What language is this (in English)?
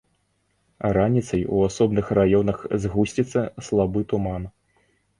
Belarusian